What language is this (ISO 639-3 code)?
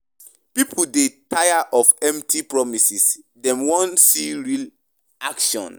pcm